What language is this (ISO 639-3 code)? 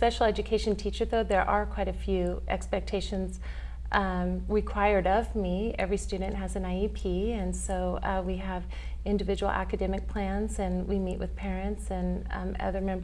eng